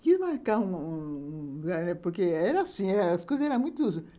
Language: Portuguese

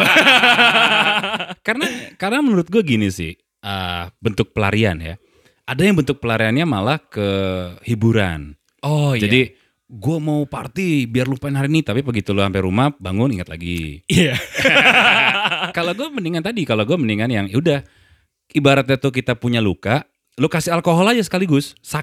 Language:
Indonesian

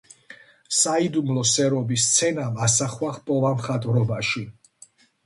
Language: Georgian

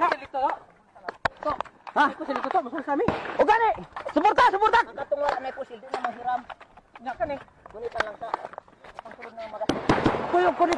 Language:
Indonesian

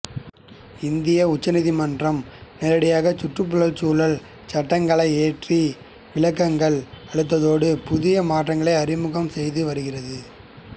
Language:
Tamil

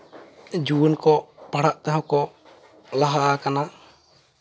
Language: Santali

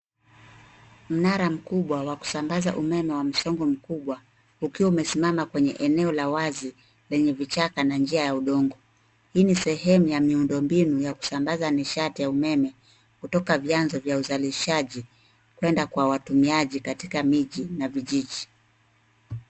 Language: Swahili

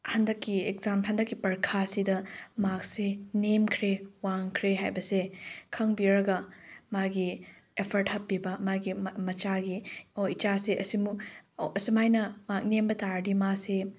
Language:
Manipuri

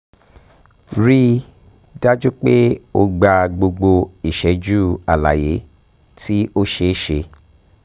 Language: Yoruba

